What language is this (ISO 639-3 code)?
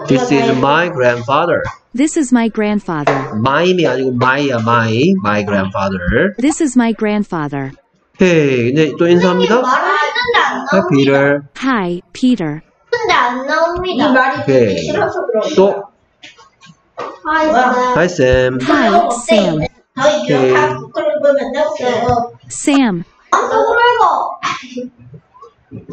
kor